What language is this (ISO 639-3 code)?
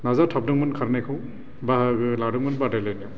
brx